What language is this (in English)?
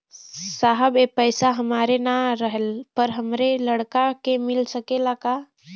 Bhojpuri